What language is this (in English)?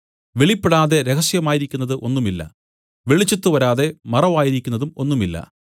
Malayalam